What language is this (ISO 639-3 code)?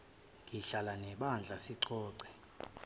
zul